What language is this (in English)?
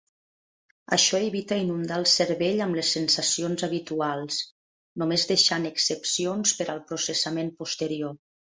Catalan